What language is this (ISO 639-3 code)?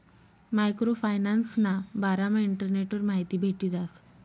mar